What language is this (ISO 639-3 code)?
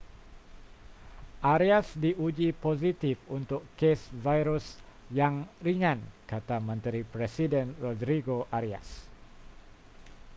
msa